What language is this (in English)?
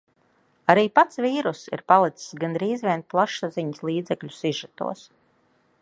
Latvian